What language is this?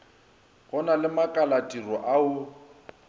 Northern Sotho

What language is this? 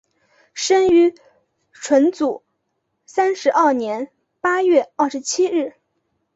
Chinese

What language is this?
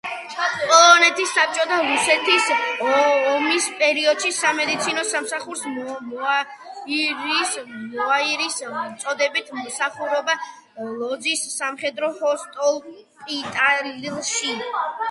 Georgian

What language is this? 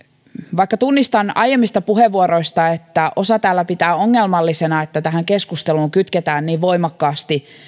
Finnish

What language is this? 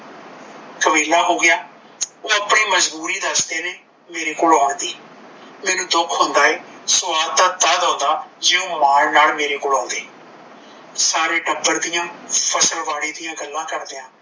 Punjabi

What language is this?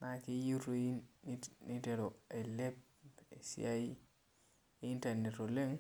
Masai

